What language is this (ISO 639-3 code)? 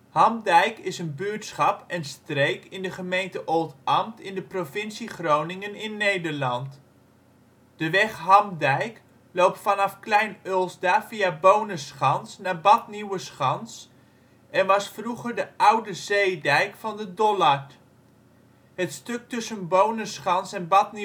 nld